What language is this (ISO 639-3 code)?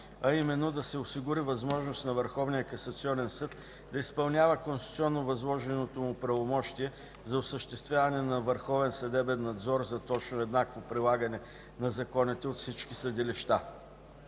bul